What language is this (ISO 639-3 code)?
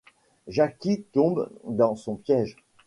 fra